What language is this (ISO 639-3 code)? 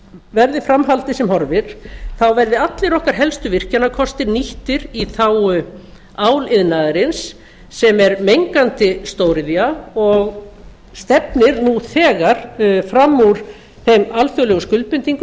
isl